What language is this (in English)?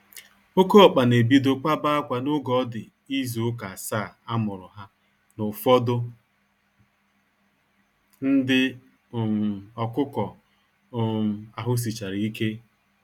Igbo